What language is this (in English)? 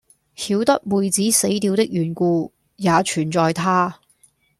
Cantonese